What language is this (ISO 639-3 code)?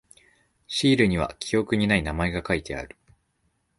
jpn